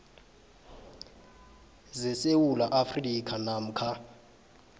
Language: South Ndebele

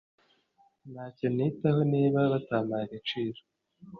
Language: Kinyarwanda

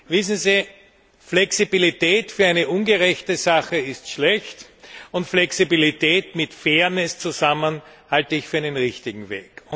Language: German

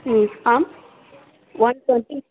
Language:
Sanskrit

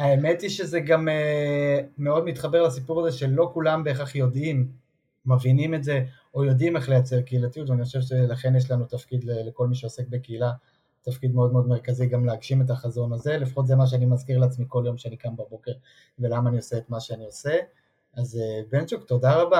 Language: Hebrew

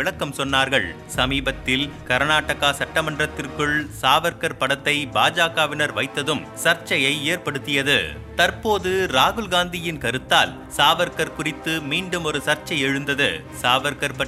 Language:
Tamil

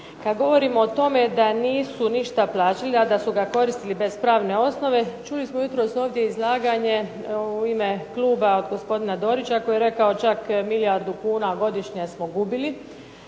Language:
Croatian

